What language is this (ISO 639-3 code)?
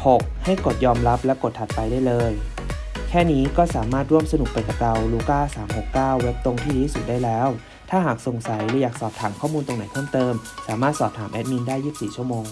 tha